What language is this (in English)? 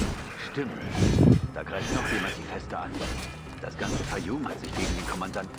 German